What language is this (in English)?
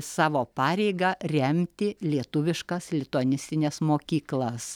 Lithuanian